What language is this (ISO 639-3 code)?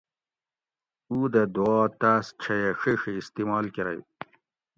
gwc